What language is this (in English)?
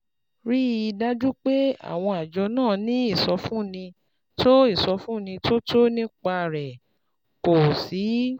Yoruba